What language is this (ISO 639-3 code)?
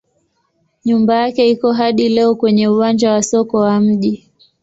swa